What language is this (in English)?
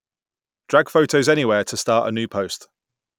English